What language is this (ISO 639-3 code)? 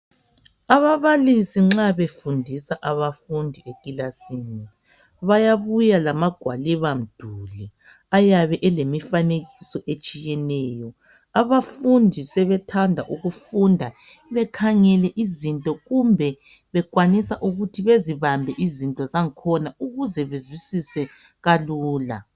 nde